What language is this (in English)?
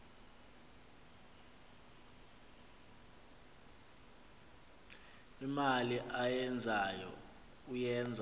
Xhosa